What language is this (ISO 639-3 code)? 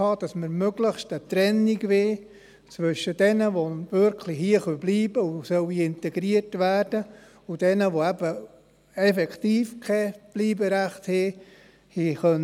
gsw